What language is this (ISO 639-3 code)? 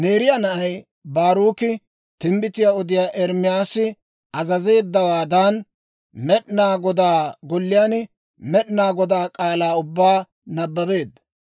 dwr